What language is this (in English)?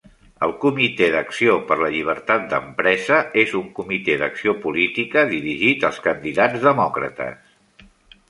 Catalan